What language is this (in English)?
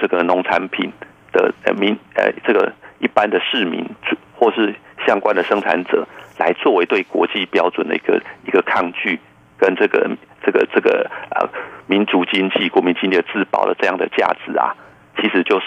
Chinese